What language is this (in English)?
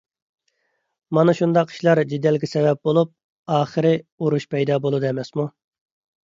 Uyghur